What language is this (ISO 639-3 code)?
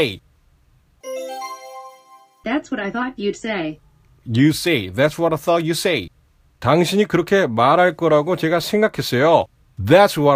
kor